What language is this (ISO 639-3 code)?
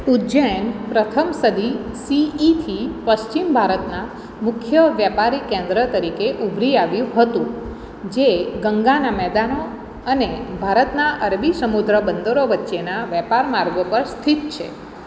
guj